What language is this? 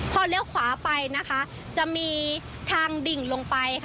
Thai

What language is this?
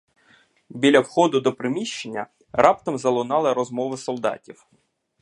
Ukrainian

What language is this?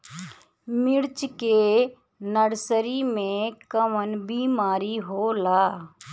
Bhojpuri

